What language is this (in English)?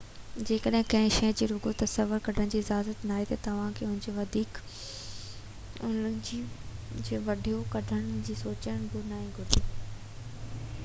Sindhi